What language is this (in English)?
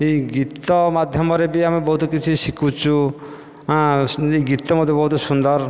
Odia